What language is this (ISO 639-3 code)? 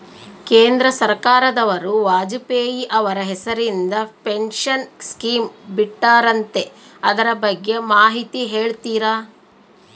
kan